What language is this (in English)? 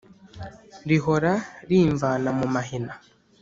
Kinyarwanda